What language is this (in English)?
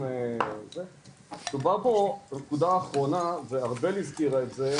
Hebrew